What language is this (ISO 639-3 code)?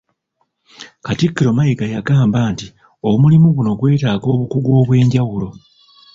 lug